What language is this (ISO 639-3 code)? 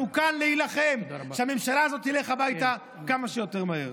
heb